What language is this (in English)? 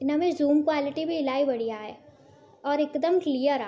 Sindhi